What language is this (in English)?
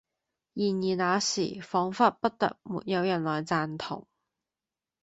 Cantonese